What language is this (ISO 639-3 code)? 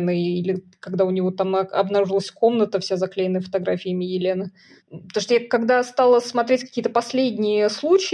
rus